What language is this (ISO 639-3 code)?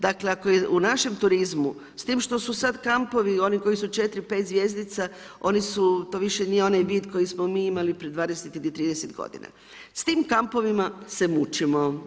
hrv